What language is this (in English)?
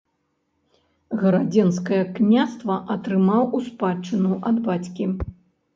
Belarusian